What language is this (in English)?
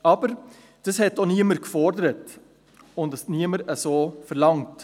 Swiss German